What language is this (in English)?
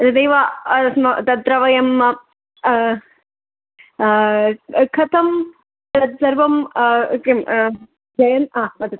Sanskrit